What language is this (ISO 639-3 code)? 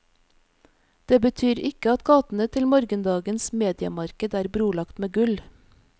nor